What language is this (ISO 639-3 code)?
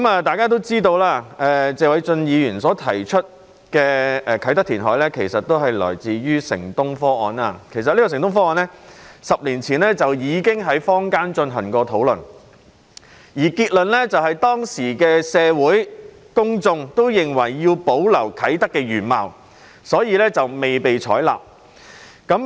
yue